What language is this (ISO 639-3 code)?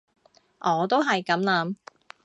yue